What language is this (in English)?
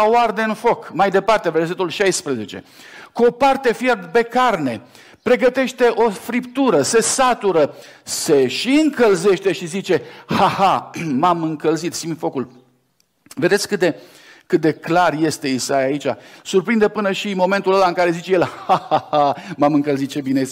Romanian